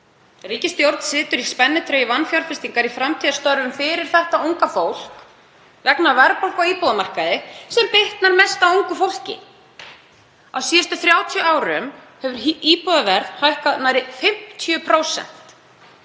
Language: Icelandic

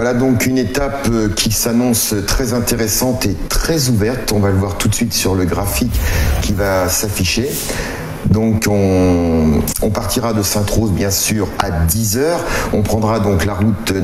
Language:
French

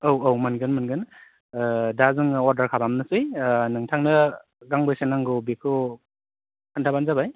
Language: Bodo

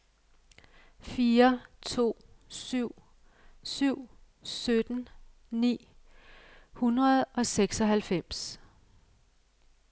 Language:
Danish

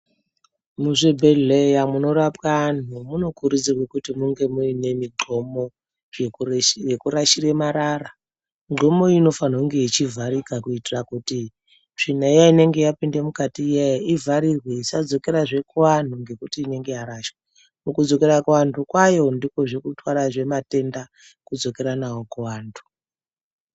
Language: Ndau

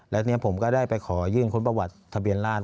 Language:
Thai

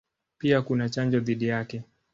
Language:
Swahili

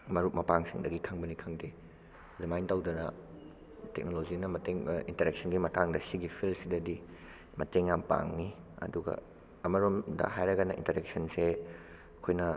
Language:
Manipuri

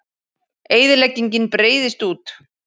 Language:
Icelandic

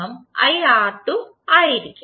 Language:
Malayalam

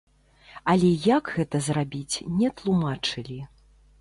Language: Belarusian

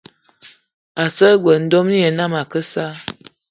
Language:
Eton (Cameroon)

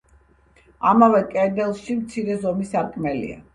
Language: Georgian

